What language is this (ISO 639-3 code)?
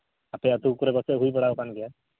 sat